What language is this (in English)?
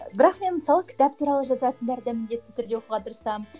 Kazakh